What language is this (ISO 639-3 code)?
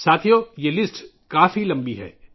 urd